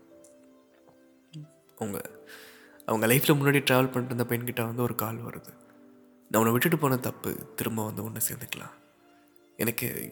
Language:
Tamil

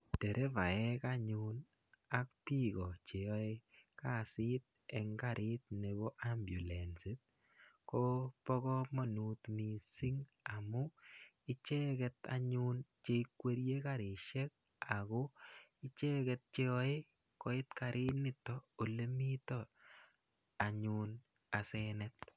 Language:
Kalenjin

